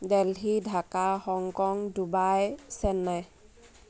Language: Assamese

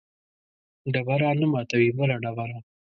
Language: Pashto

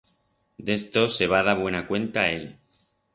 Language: Aragonese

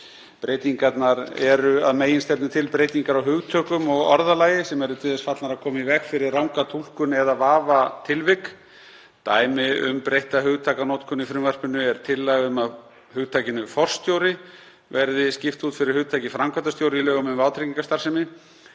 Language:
Icelandic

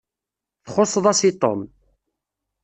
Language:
Kabyle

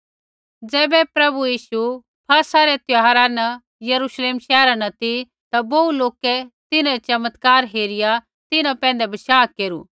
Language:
Kullu Pahari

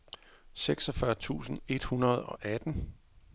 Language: Danish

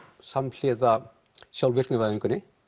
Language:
Icelandic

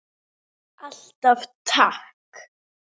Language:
Icelandic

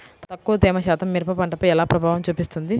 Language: Telugu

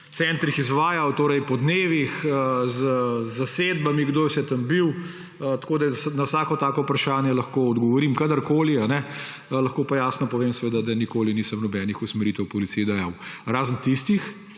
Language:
Slovenian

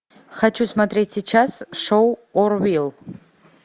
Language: Russian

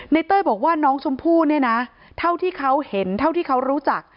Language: Thai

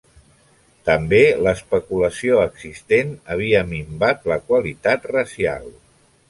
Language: Catalan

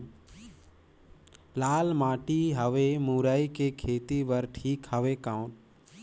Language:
Chhattisgarhi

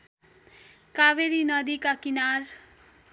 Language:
Nepali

